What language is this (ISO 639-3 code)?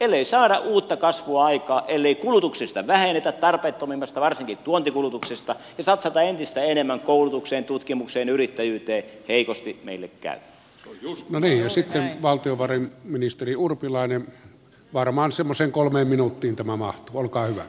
fin